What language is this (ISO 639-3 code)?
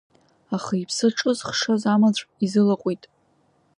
abk